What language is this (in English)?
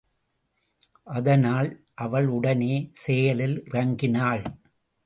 Tamil